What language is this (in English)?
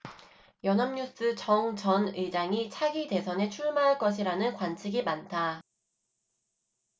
Korean